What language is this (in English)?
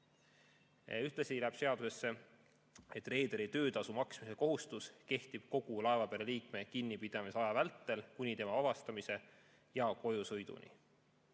Estonian